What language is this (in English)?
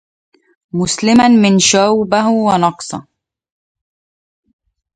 Arabic